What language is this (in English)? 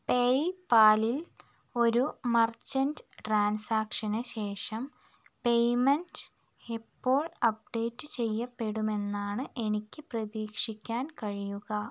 Malayalam